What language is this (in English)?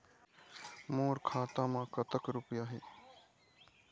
Chhattisgarhi